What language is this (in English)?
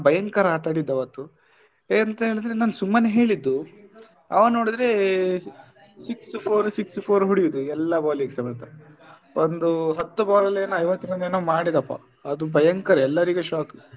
Kannada